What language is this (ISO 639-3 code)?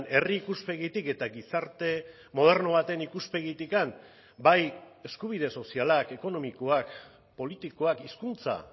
eus